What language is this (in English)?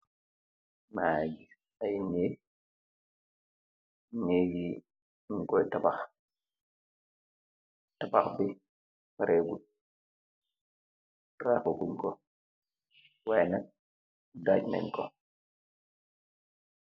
Wolof